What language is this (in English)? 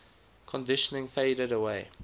English